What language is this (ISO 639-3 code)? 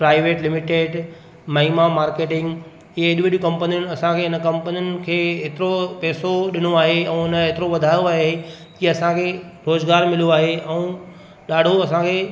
snd